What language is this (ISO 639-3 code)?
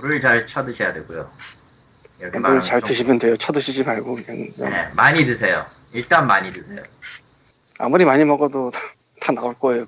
kor